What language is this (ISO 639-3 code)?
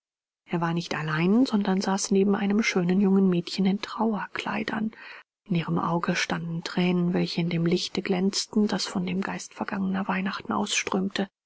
deu